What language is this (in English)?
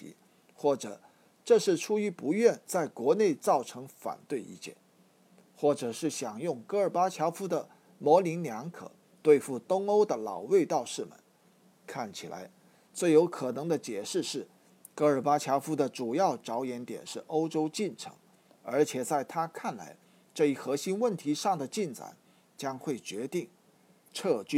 Chinese